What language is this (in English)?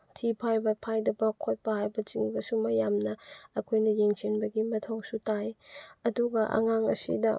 Manipuri